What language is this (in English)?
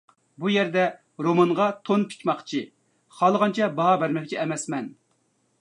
Uyghur